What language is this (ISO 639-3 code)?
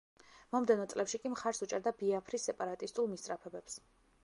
kat